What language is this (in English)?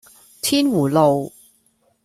Cantonese